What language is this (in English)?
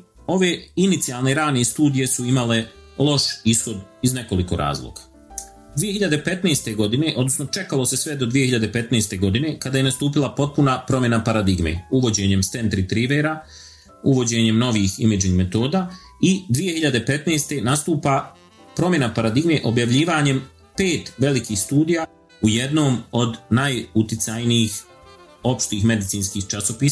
Croatian